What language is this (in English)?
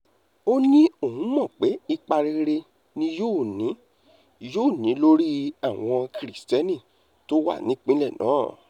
Yoruba